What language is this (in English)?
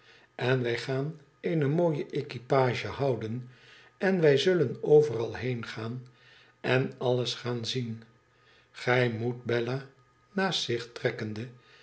Dutch